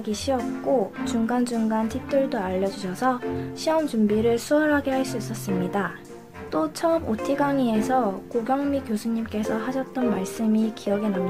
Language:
Korean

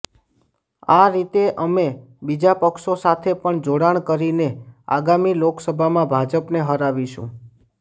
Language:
Gujarati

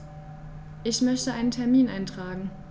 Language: German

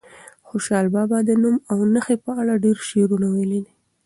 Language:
Pashto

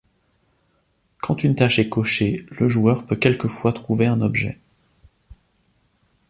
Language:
French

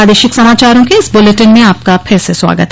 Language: Hindi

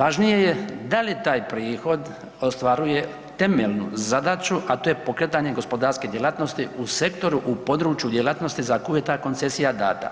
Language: Croatian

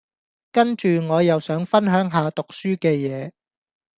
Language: Cantonese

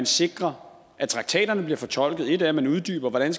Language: Danish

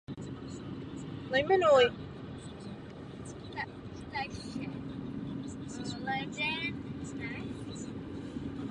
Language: Czech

